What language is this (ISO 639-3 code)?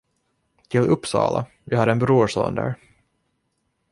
swe